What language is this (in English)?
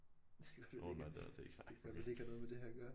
Danish